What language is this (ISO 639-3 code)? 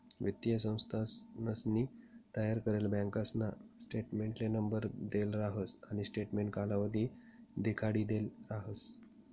mar